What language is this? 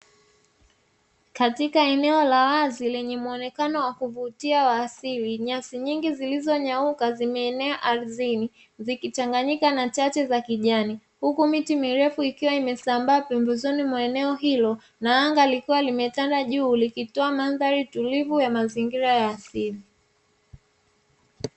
Swahili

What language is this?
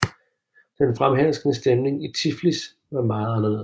Danish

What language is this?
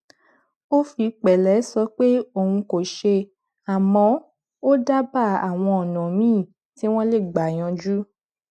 Yoruba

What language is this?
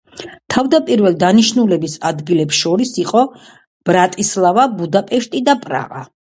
Georgian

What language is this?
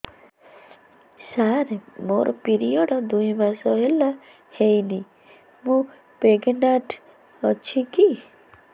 Odia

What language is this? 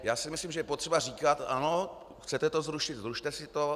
Czech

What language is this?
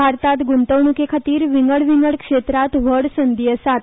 Konkani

